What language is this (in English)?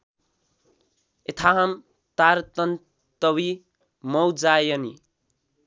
Nepali